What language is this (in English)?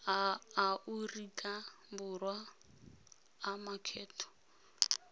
Tswana